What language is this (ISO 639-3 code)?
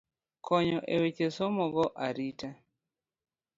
luo